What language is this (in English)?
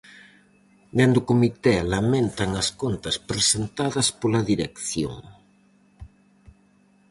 Galician